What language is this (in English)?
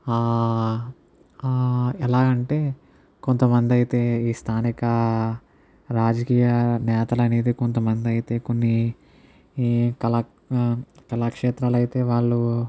Telugu